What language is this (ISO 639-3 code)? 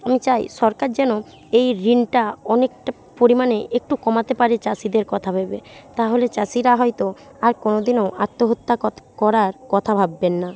ben